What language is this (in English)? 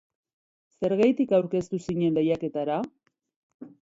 Basque